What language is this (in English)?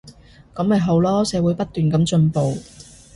Cantonese